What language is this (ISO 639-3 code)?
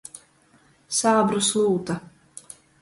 ltg